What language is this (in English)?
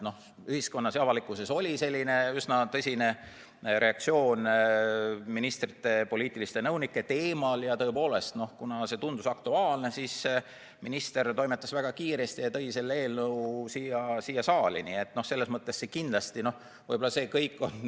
Estonian